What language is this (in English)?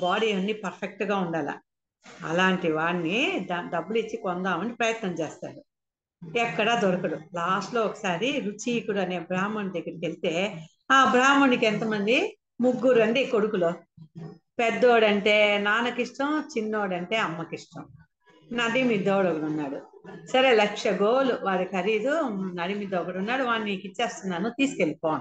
Telugu